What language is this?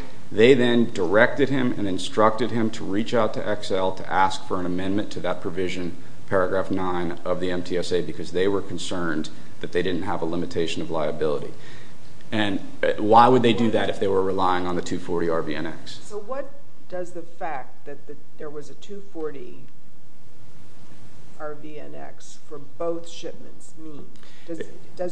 English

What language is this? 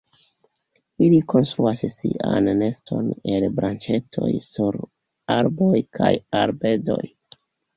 Esperanto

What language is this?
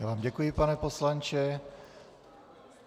Czech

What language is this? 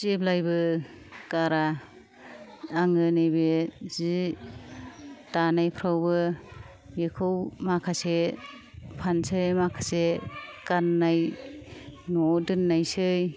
Bodo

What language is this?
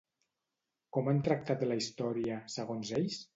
Catalan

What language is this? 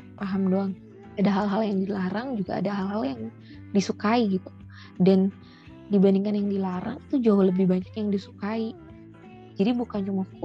Indonesian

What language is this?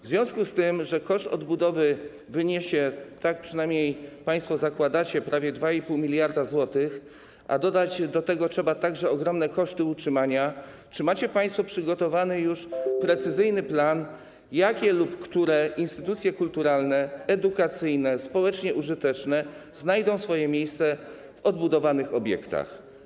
Polish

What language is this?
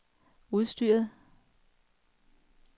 Danish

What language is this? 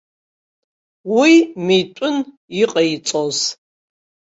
Abkhazian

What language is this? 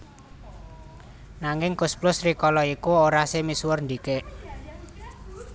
Javanese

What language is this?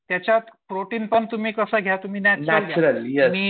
Marathi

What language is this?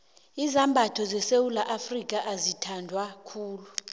South Ndebele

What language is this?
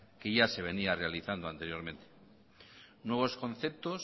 Spanish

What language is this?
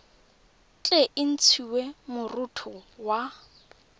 Tswana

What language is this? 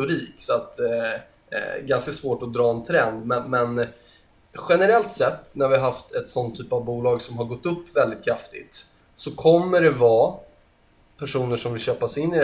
Swedish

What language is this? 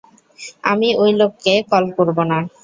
Bangla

